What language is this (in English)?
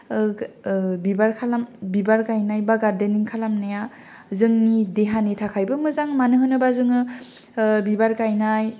Bodo